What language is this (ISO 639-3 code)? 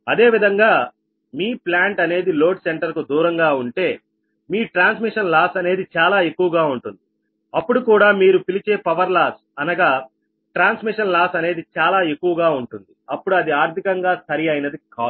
tel